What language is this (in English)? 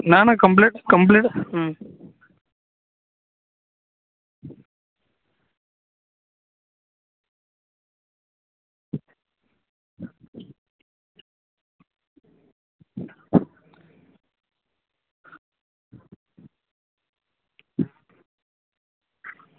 Gujarati